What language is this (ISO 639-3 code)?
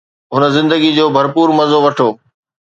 snd